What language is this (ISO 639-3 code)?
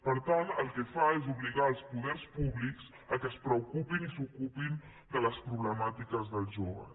cat